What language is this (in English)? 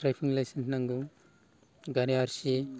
Bodo